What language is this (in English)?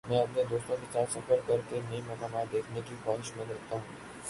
Urdu